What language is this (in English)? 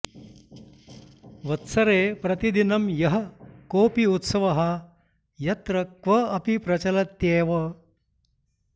Sanskrit